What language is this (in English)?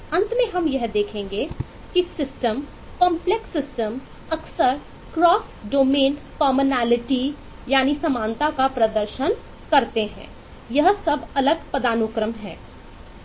Hindi